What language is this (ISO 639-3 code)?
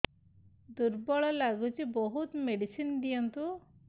ori